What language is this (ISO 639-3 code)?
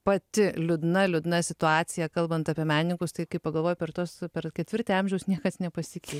lit